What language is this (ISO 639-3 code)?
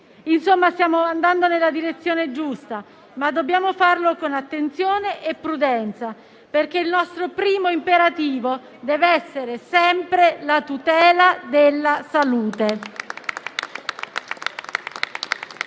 ita